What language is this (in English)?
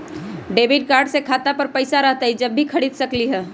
Magahi